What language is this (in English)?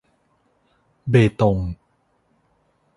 Thai